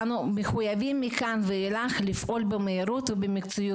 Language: Hebrew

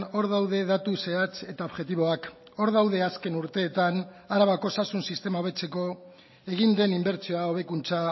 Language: Basque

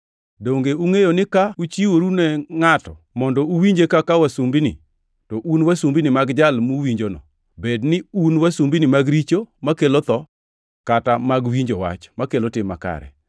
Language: Luo (Kenya and Tanzania)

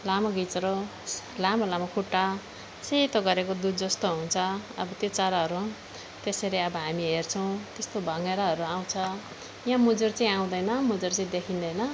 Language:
Nepali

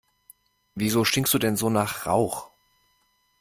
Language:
German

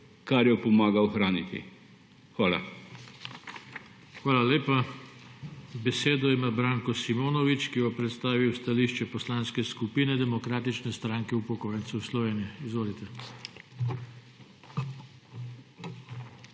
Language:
Slovenian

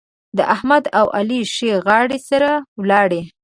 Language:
Pashto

